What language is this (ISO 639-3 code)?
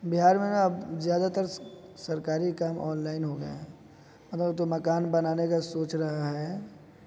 urd